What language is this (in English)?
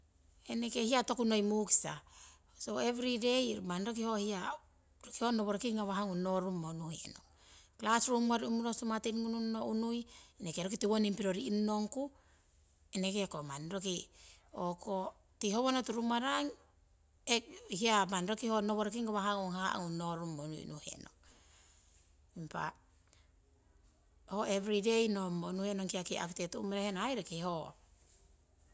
Siwai